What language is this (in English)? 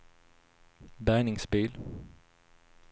Swedish